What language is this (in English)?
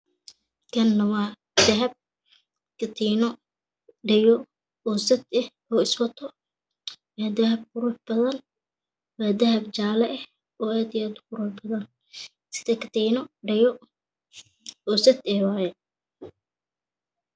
Somali